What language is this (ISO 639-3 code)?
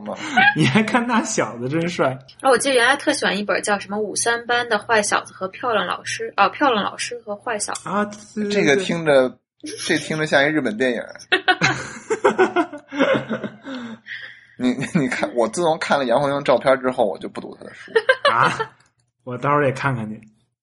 zho